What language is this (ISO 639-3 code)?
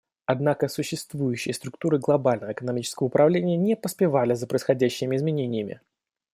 rus